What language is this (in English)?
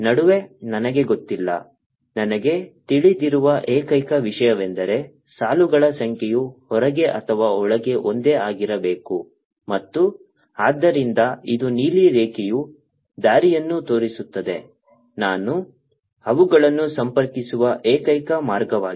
Kannada